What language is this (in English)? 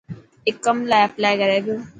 Dhatki